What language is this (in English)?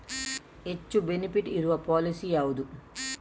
Kannada